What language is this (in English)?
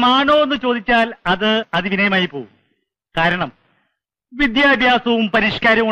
Malayalam